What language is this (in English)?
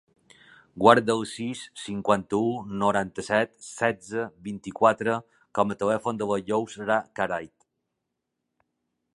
Catalan